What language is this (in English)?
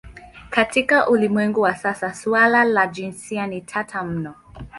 Swahili